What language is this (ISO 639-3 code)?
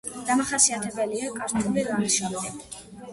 kat